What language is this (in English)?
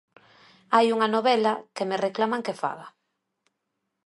Galician